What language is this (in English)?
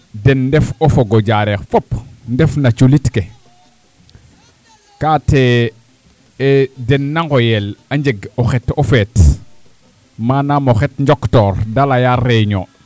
Serer